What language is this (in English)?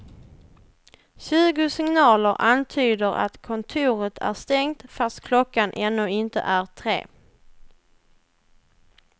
Swedish